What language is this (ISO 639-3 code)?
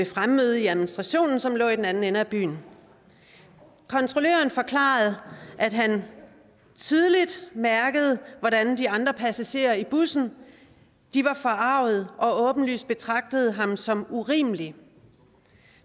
dan